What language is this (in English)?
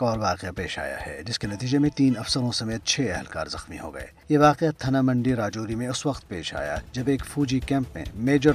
Urdu